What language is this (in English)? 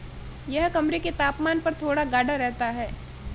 Hindi